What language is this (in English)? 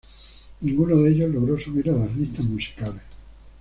Spanish